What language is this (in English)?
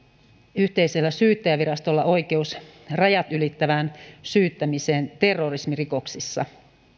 Finnish